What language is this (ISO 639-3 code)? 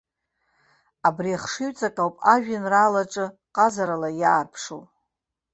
abk